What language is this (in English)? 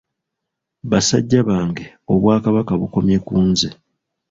Ganda